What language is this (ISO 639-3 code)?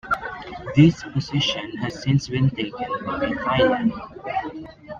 eng